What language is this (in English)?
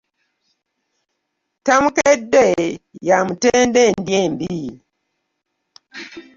Ganda